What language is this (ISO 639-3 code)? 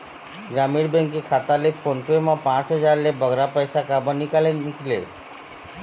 hne